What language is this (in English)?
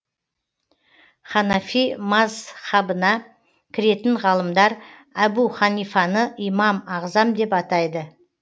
Kazakh